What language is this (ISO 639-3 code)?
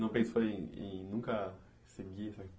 por